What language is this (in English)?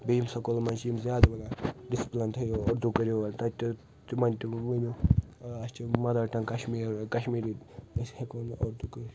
Kashmiri